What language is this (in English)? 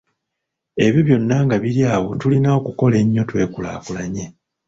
Ganda